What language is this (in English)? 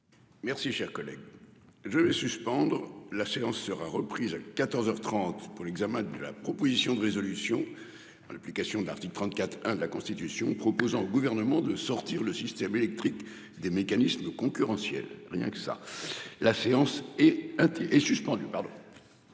French